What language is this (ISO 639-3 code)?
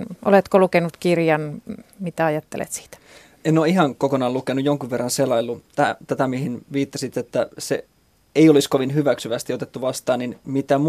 fin